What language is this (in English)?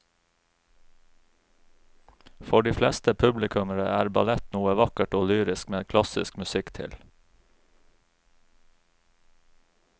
Norwegian